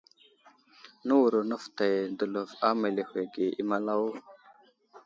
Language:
Wuzlam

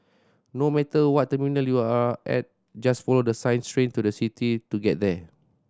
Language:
English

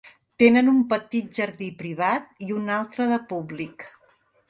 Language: Catalan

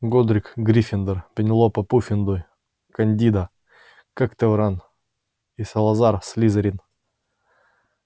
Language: Russian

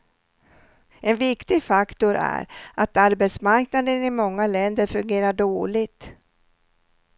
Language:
Swedish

